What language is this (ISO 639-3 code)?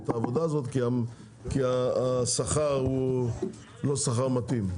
heb